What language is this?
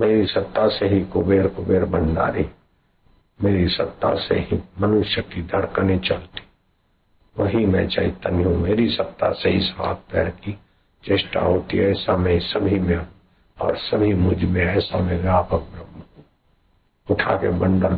Hindi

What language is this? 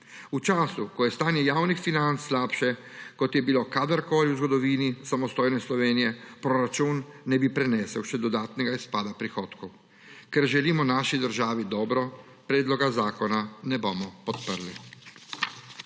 Slovenian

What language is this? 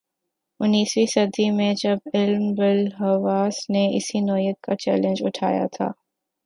Urdu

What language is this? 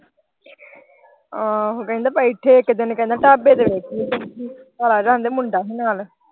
Punjabi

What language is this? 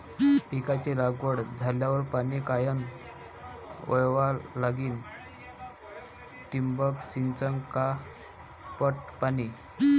Marathi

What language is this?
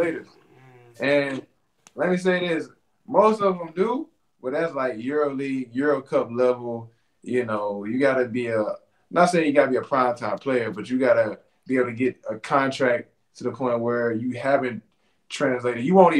English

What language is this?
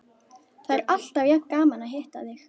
Icelandic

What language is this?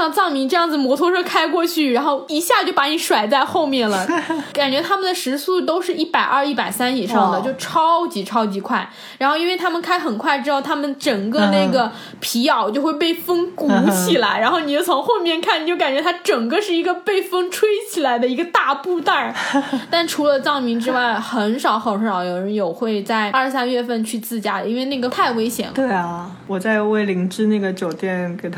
Chinese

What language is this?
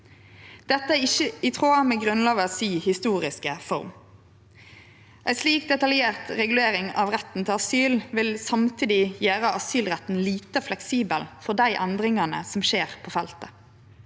Norwegian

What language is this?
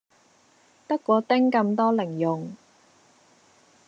Cantonese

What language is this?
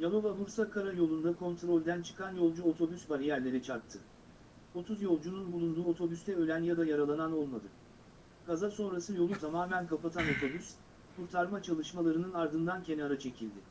Turkish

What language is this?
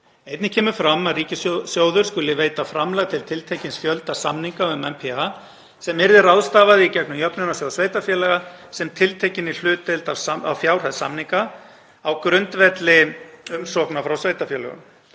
Icelandic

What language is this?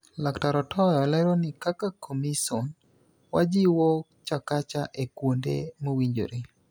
Luo (Kenya and Tanzania)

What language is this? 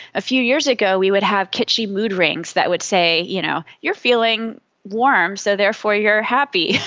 English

